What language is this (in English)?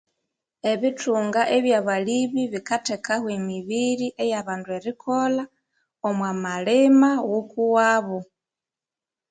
Konzo